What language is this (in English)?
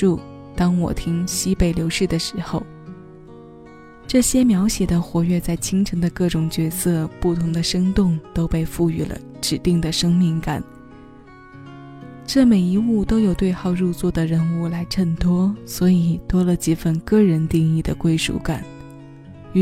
Chinese